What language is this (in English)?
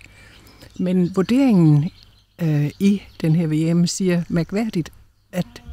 Danish